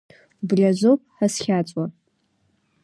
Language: Abkhazian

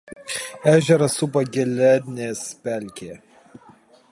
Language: Lithuanian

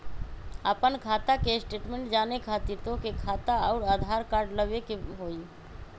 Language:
Magahi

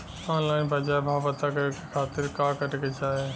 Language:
Bhojpuri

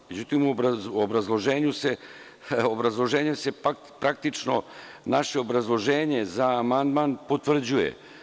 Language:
Serbian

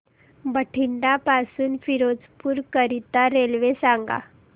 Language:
Marathi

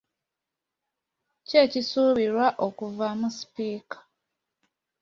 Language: Ganda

